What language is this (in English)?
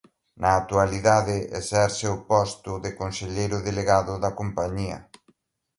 Galician